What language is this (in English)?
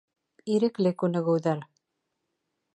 Bashkir